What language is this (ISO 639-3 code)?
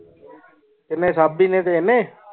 pan